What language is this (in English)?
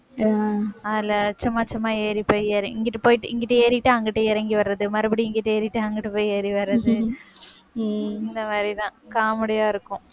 Tamil